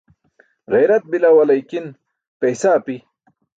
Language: Burushaski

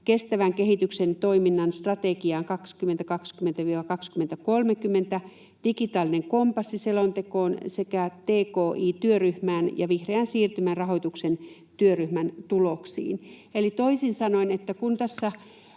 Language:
Finnish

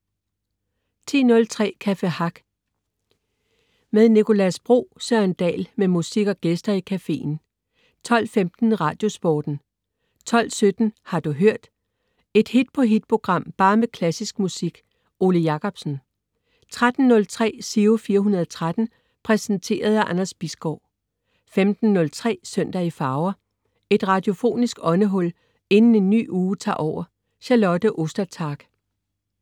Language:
Danish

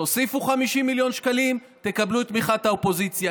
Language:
Hebrew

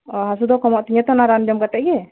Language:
Santali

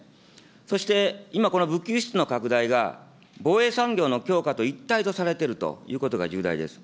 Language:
Japanese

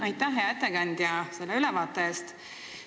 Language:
Estonian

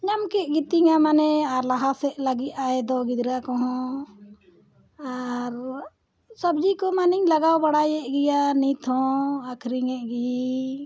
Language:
Santali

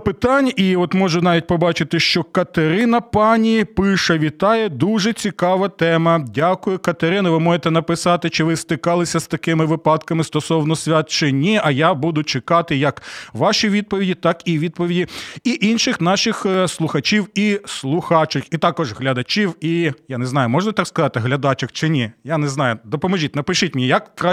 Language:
Ukrainian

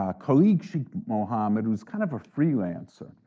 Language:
English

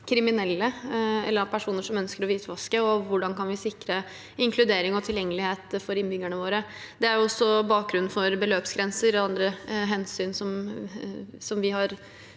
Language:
Norwegian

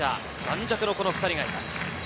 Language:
Japanese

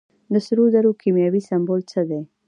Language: Pashto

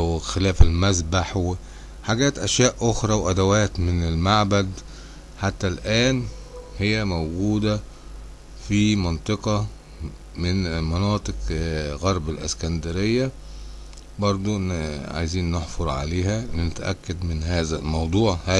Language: Arabic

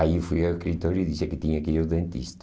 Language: Portuguese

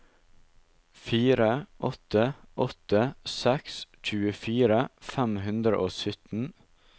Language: Norwegian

